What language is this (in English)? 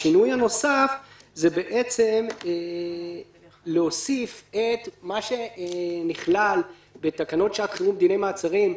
Hebrew